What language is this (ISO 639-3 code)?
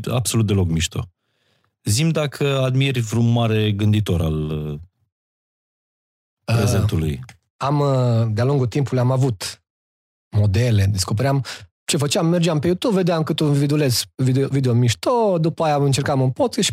ron